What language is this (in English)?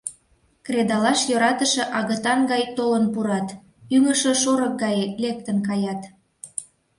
Mari